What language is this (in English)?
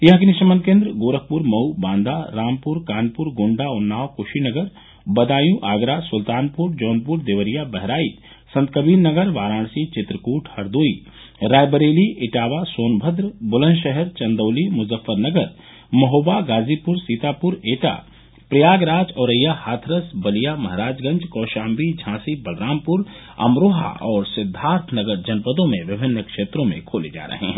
Hindi